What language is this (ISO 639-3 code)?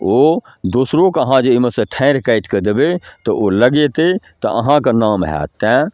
mai